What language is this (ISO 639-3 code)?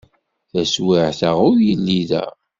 kab